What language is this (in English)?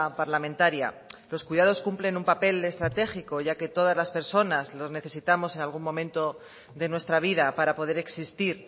Spanish